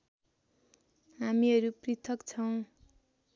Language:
Nepali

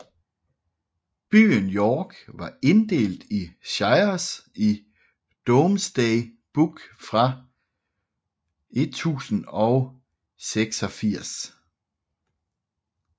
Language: Danish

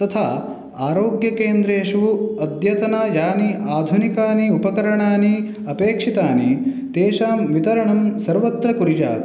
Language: Sanskrit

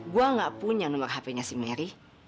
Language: Indonesian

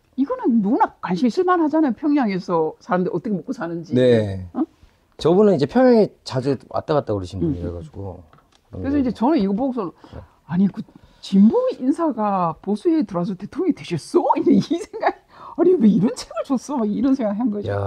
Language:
Korean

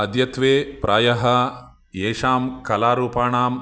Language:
Sanskrit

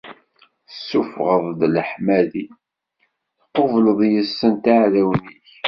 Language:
Kabyle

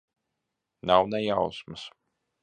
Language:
Latvian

